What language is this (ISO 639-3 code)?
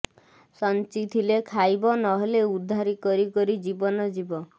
ori